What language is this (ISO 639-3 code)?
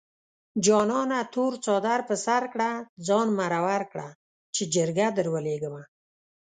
pus